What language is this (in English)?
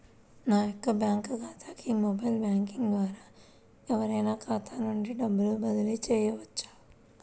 Telugu